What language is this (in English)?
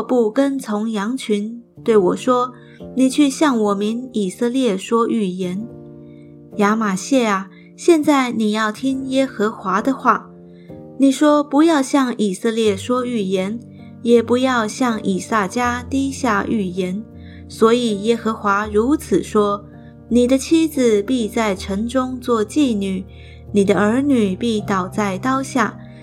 Chinese